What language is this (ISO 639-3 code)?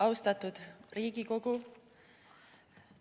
est